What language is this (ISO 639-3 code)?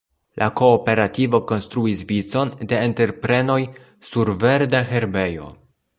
epo